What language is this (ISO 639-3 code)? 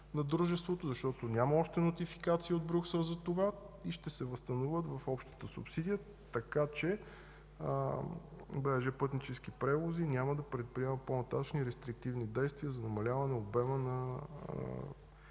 bul